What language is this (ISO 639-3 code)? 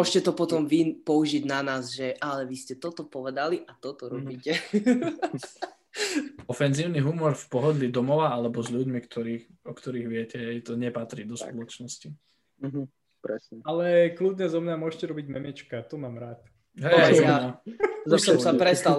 slk